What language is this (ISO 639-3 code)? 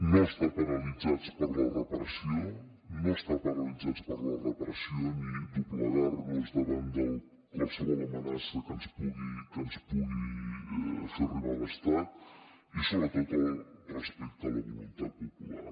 cat